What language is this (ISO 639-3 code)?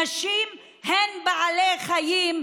heb